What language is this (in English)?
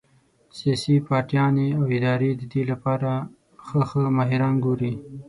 Pashto